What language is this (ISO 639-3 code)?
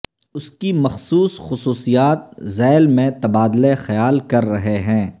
urd